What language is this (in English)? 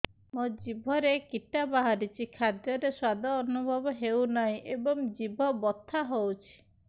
Odia